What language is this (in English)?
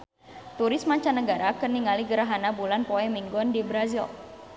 Sundanese